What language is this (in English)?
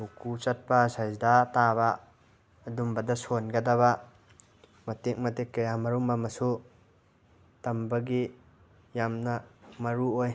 Manipuri